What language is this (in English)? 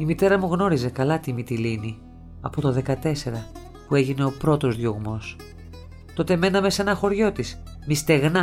Greek